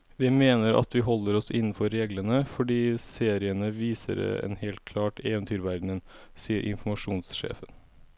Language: Norwegian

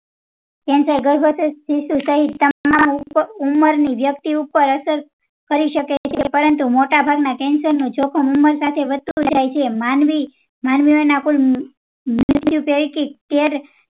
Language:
Gujarati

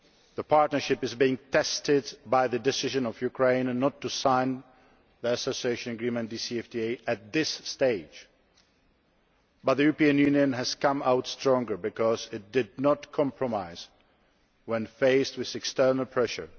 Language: English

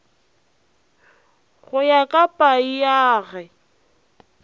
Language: Northern Sotho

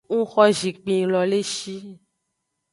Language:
Aja (Benin)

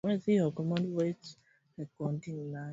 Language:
Swahili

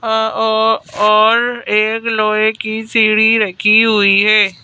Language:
Hindi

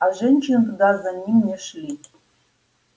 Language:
Russian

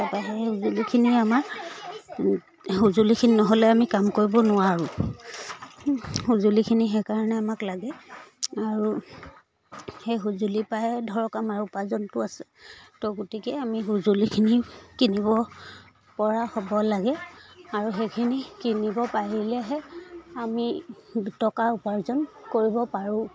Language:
Assamese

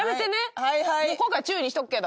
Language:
Japanese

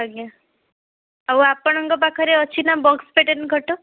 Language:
Odia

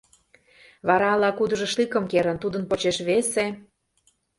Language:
Mari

